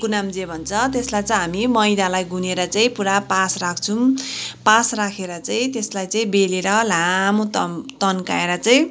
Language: Nepali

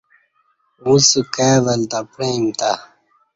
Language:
Kati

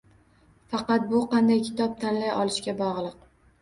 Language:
Uzbek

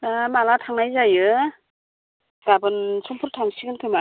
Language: Bodo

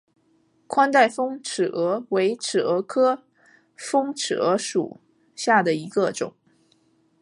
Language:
Chinese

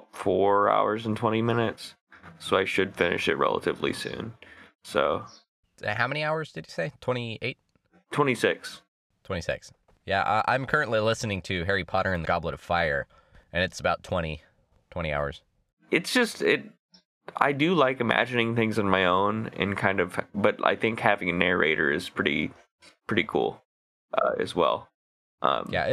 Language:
English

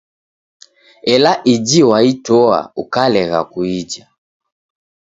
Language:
Taita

